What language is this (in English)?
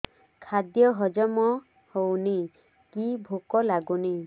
Odia